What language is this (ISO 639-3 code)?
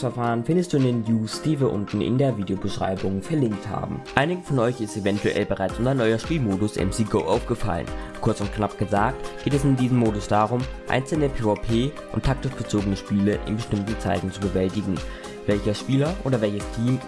deu